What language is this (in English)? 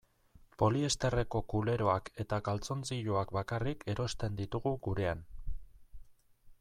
Basque